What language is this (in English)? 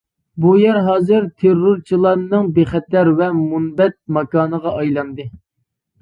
Uyghur